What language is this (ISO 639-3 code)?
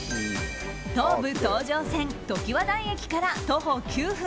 jpn